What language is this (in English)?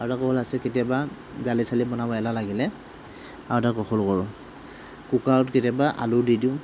Assamese